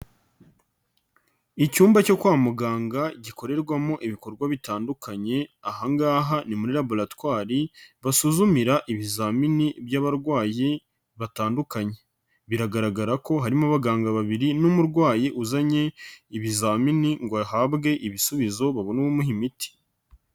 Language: Kinyarwanda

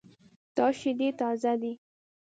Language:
Pashto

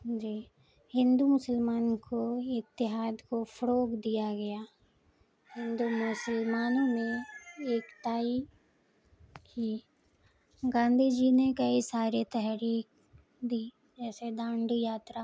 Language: Urdu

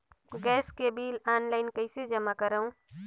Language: Chhattisgarhi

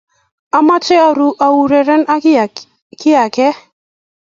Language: Kalenjin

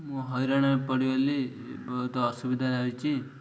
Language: Odia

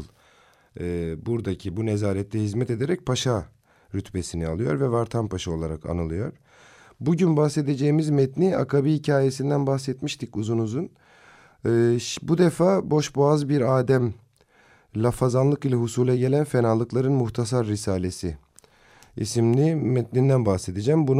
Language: Turkish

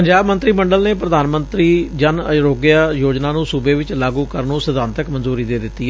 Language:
Punjabi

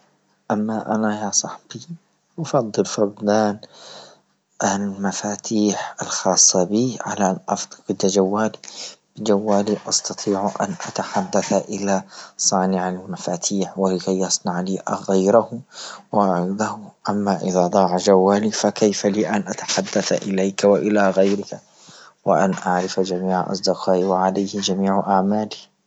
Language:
Libyan Arabic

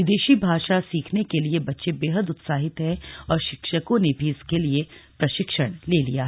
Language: Hindi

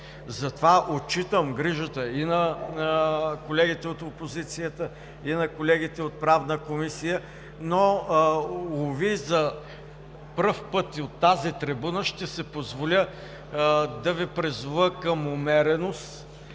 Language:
Bulgarian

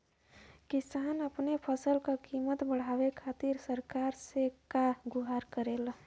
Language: Bhojpuri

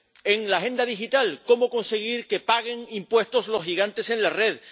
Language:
Spanish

